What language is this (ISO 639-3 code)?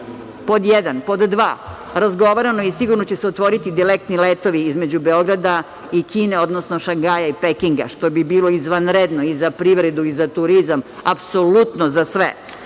srp